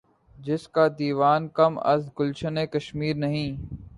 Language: Urdu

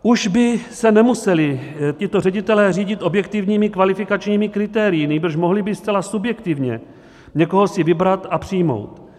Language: Czech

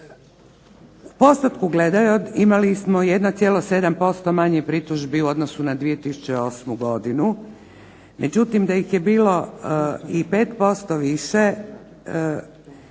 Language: Croatian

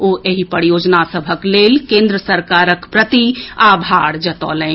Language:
Maithili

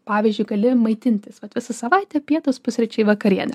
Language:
Lithuanian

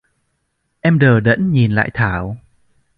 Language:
Vietnamese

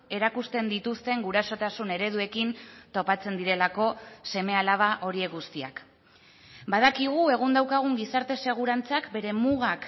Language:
Basque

